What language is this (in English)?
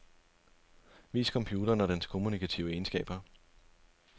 Danish